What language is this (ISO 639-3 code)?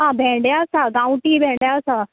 kok